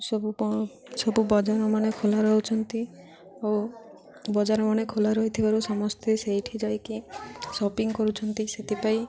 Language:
Odia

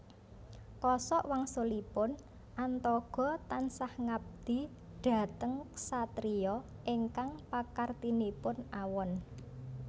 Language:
Javanese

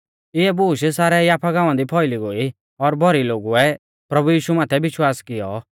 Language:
Mahasu Pahari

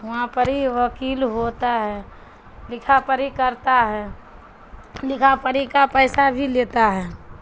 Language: Urdu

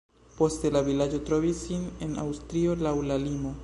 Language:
Esperanto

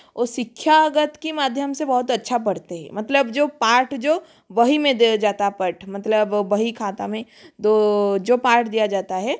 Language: Hindi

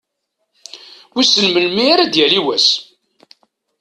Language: Kabyle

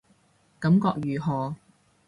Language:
Cantonese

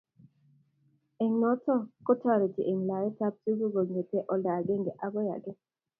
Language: Kalenjin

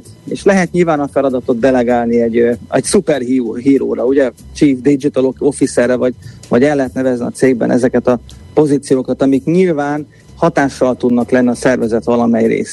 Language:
Hungarian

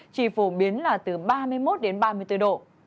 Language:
Vietnamese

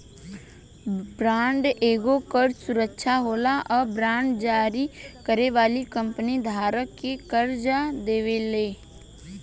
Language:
Bhojpuri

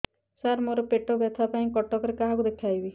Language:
Odia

